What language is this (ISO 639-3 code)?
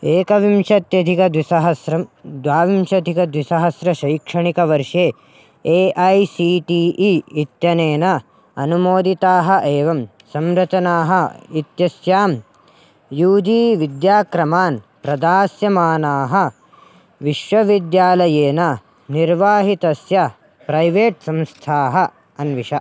san